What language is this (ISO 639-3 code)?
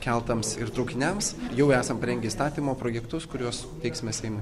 lit